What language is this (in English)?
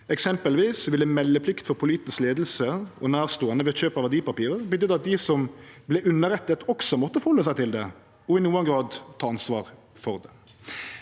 Norwegian